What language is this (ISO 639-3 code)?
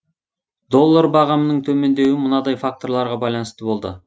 kaz